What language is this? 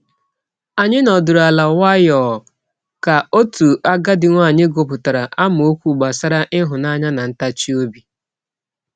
Igbo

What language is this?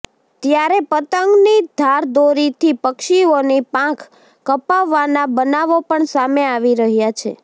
Gujarati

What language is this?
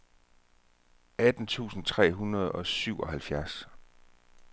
Danish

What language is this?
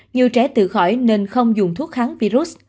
Vietnamese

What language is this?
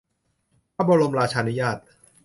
Thai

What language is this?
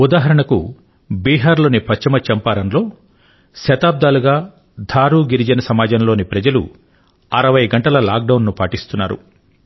Telugu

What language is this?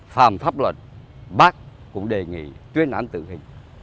Vietnamese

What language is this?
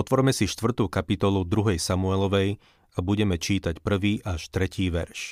Slovak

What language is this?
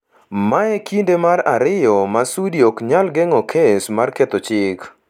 Luo (Kenya and Tanzania)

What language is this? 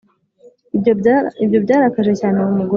Kinyarwanda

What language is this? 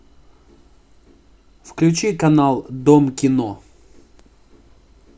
Russian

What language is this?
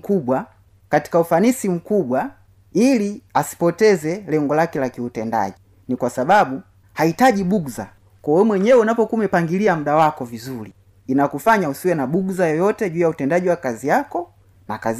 Swahili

